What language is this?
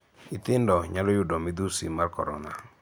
Luo (Kenya and Tanzania)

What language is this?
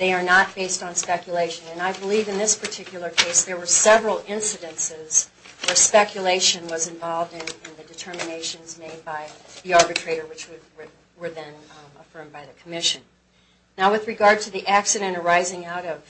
English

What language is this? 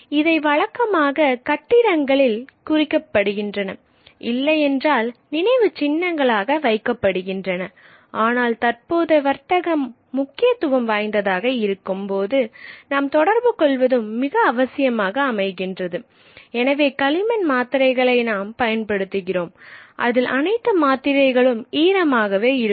Tamil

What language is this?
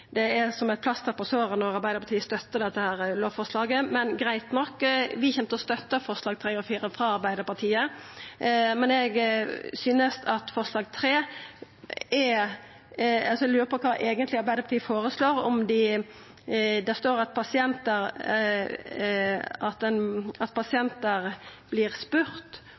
Norwegian Nynorsk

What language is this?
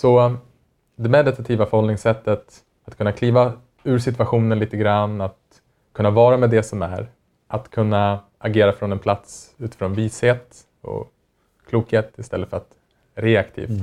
Swedish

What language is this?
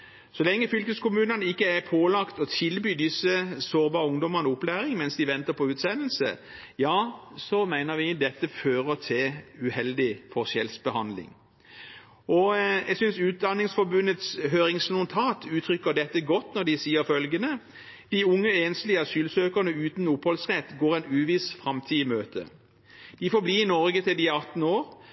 Norwegian Bokmål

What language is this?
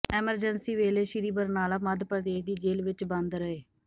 Punjabi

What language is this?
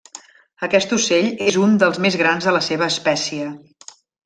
Catalan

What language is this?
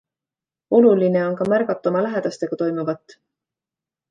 Estonian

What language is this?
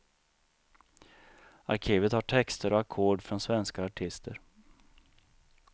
Swedish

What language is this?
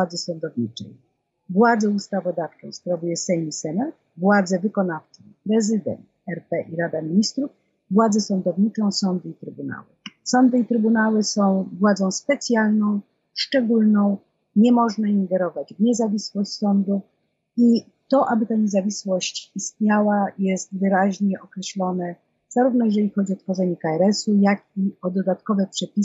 Polish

